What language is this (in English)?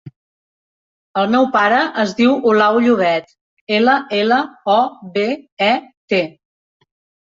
Catalan